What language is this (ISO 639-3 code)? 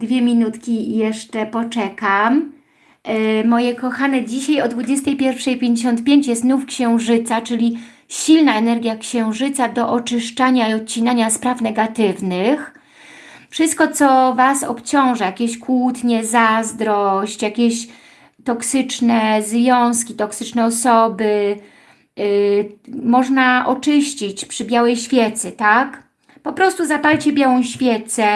pol